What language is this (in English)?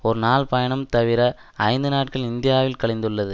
Tamil